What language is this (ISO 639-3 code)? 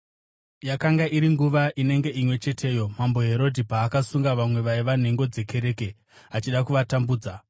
sna